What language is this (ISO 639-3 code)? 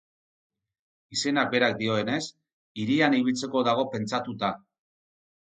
eus